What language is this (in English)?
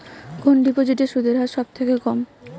Bangla